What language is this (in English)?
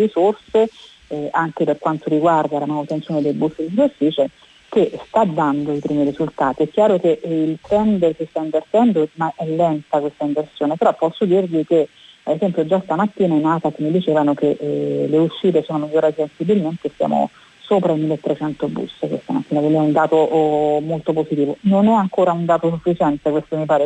Italian